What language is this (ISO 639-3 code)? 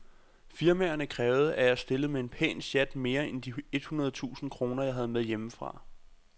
dan